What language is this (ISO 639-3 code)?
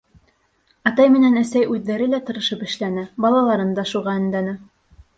bak